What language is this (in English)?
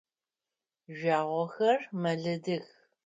Adyghe